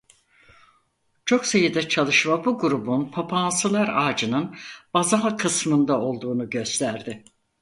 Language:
Turkish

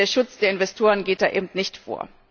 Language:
German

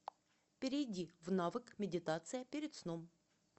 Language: Russian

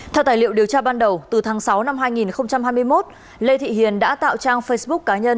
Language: Vietnamese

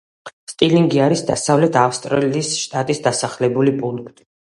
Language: Georgian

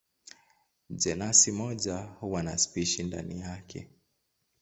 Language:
Swahili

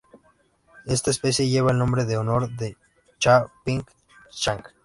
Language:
Spanish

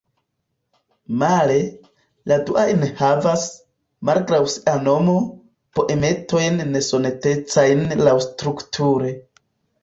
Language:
Esperanto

